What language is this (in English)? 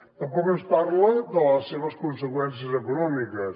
Catalan